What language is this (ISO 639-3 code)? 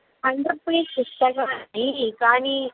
san